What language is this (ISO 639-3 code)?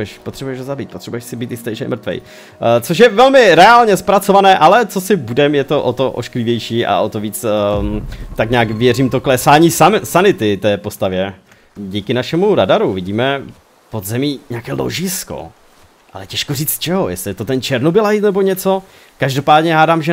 ces